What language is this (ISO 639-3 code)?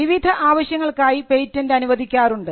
mal